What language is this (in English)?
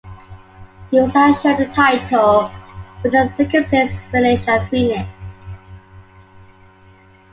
English